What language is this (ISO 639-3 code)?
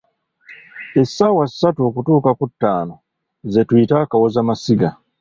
lug